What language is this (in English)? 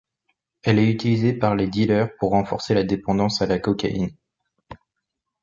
French